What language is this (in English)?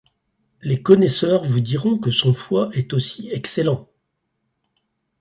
French